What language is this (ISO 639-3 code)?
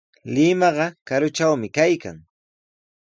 qws